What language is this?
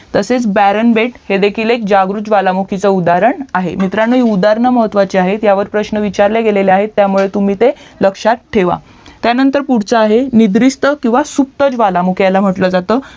Marathi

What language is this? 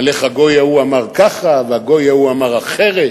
Hebrew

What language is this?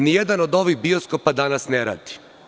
Serbian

